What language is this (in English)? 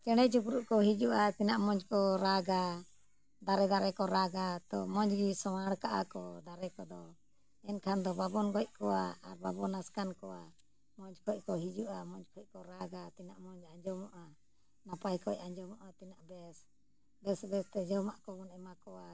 Santali